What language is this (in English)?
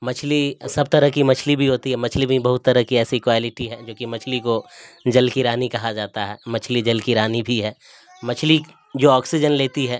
Urdu